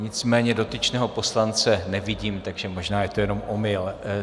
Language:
Czech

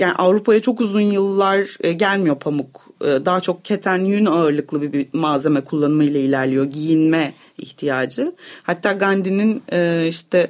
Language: Turkish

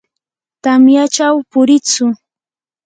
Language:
Yanahuanca Pasco Quechua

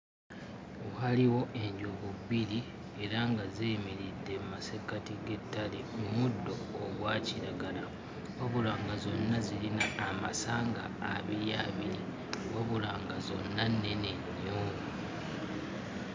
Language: Ganda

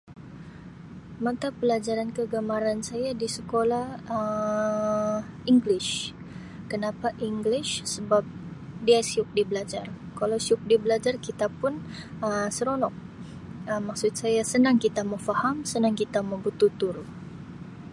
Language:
Sabah Malay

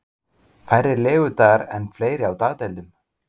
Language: Icelandic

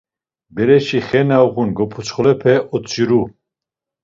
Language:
Laz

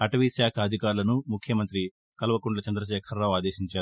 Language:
Telugu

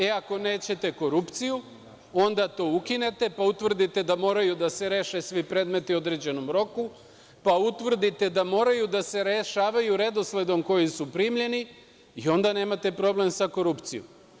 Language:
Serbian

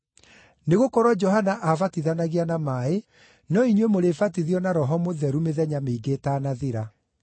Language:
Kikuyu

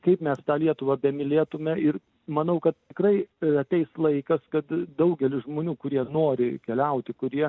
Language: Lithuanian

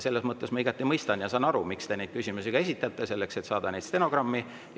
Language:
Estonian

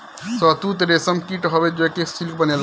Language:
Bhojpuri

